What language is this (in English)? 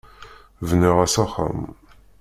Kabyle